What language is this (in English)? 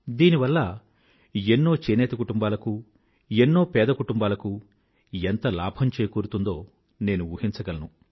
Telugu